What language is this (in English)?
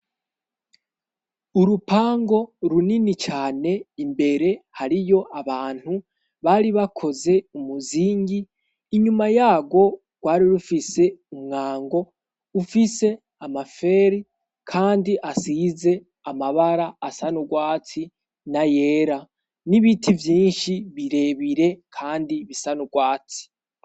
Rundi